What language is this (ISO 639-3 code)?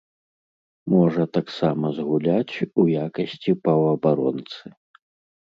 bel